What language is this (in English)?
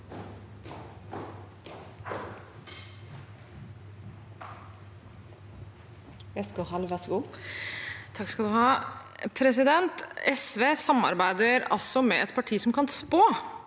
Norwegian